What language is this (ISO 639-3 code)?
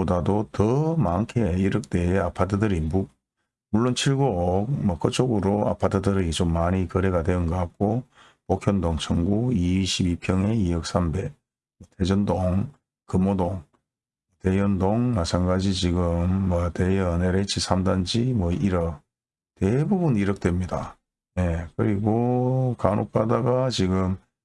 kor